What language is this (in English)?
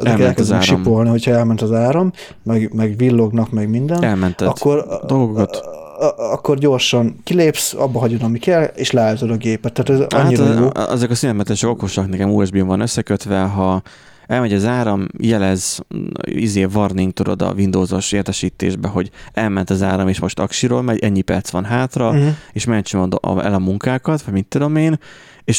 Hungarian